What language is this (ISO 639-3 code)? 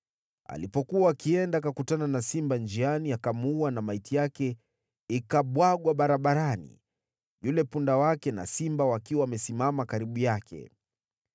swa